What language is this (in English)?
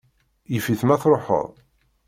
Kabyle